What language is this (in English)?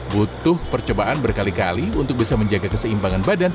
Indonesian